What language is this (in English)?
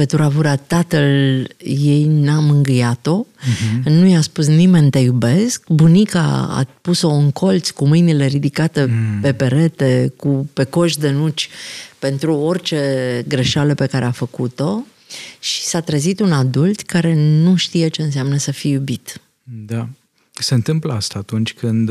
Romanian